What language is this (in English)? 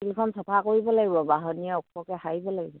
Assamese